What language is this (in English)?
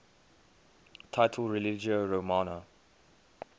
English